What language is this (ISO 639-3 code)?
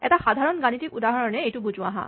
asm